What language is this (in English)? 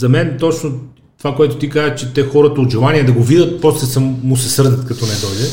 Bulgarian